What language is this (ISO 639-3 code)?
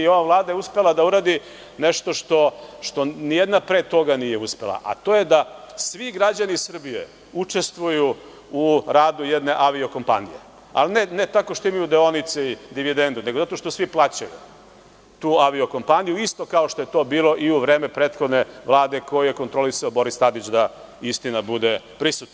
srp